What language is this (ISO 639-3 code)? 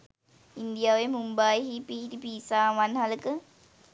sin